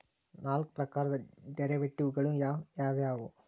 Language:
Kannada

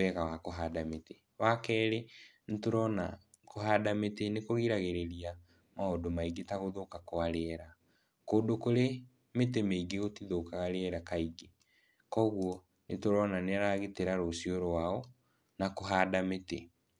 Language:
Kikuyu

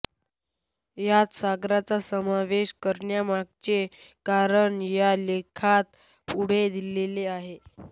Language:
Marathi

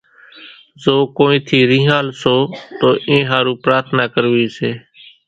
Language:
Kachi Koli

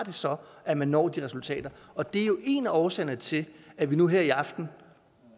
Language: Danish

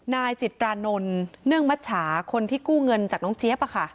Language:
Thai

